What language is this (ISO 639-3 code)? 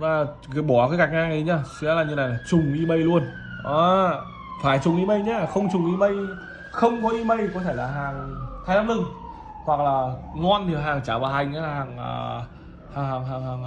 vie